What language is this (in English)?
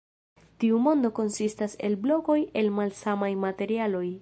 Esperanto